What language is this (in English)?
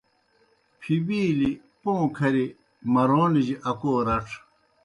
Kohistani Shina